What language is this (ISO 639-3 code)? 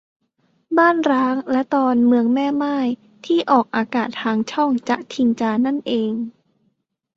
tha